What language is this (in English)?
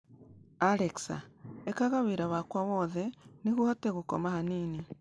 Kikuyu